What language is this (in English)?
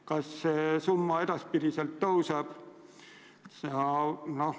Estonian